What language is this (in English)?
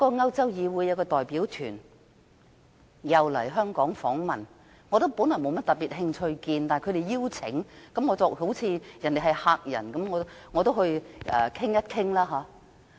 Cantonese